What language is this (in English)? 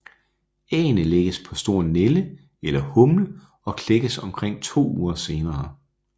Danish